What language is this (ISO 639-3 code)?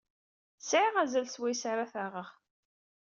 kab